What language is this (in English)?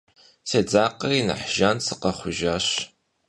Kabardian